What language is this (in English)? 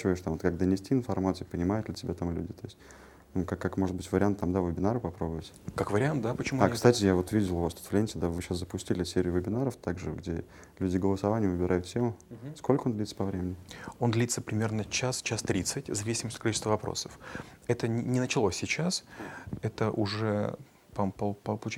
Russian